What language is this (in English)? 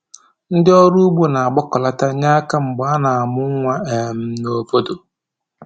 Igbo